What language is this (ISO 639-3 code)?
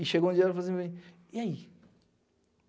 por